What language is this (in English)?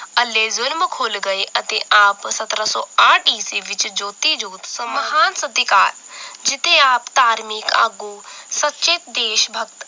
Punjabi